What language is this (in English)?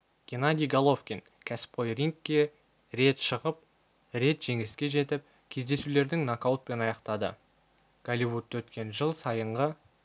Kazakh